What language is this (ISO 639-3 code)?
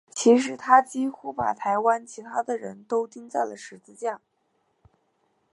zho